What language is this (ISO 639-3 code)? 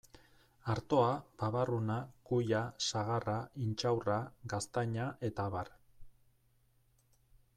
eus